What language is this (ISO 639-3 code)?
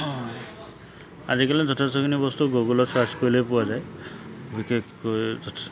asm